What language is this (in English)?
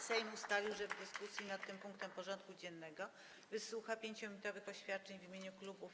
Polish